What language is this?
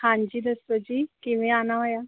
Punjabi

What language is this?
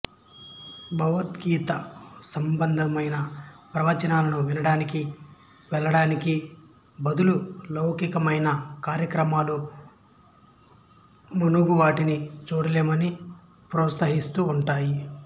Telugu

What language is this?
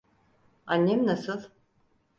Turkish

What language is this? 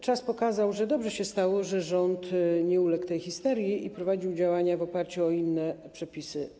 Polish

